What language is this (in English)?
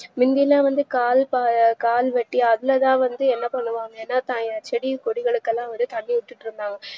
Tamil